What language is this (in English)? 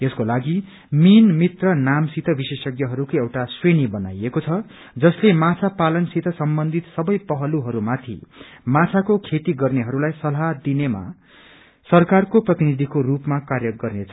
Nepali